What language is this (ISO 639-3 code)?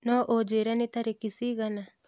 kik